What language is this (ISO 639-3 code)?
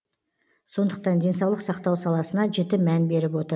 kaz